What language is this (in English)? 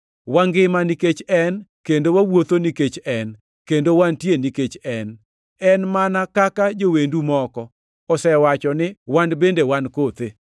Luo (Kenya and Tanzania)